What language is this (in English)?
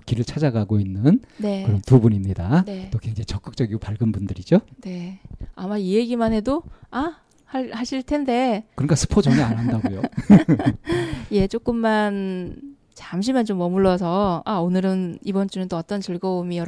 Korean